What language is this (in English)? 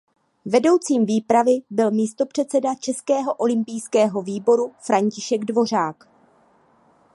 Czech